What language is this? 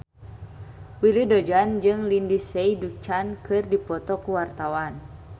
Sundanese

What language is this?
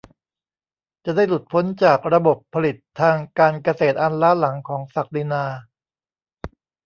Thai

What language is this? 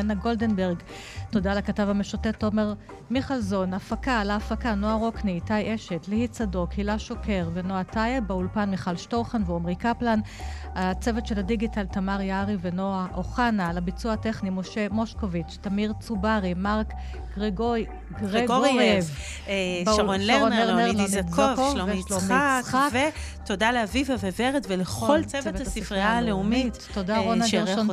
Hebrew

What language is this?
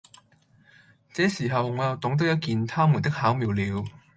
Cantonese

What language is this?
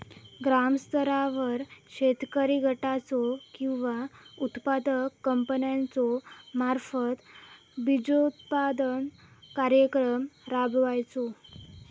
Marathi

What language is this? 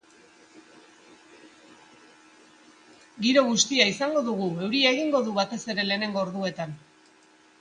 Basque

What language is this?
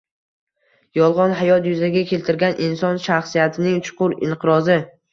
Uzbek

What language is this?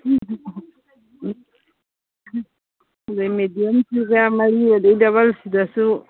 Manipuri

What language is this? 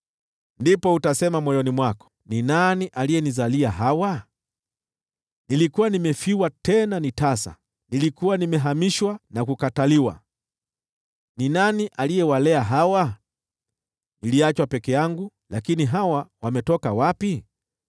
Swahili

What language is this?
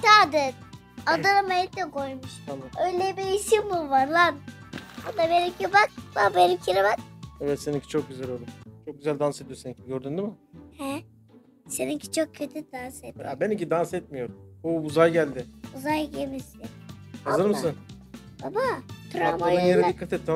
Turkish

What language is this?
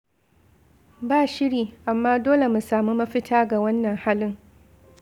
Hausa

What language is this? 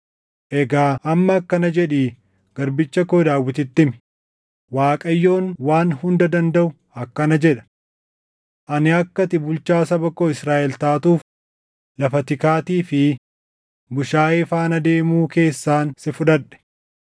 Oromo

